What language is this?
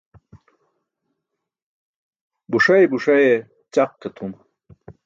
Burushaski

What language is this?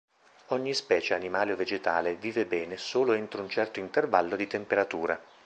Italian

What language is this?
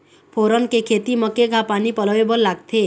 Chhattisgarhi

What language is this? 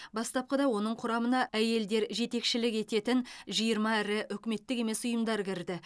Kazakh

